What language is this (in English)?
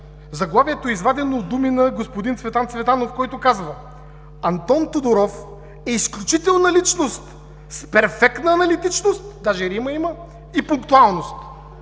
Bulgarian